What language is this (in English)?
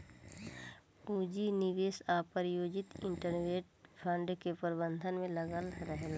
Bhojpuri